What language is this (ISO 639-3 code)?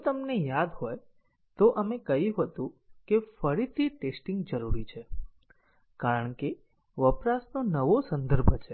guj